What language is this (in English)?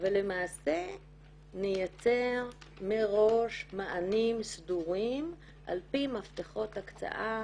Hebrew